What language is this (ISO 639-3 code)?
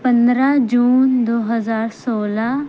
urd